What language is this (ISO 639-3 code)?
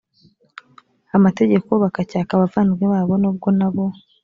kin